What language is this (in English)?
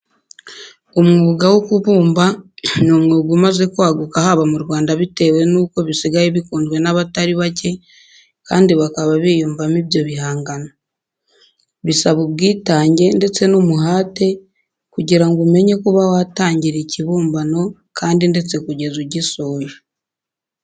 Kinyarwanda